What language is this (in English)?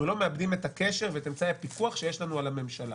Hebrew